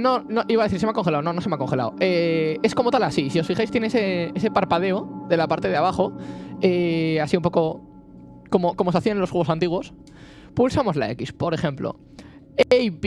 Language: Spanish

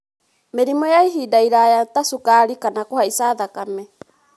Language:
Kikuyu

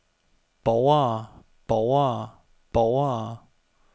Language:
Danish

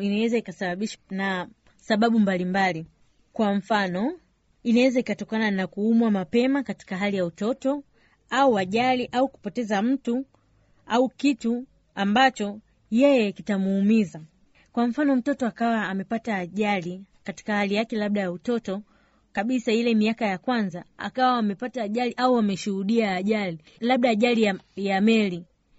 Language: Swahili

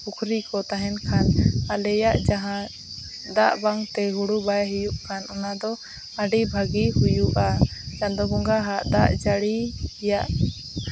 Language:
Santali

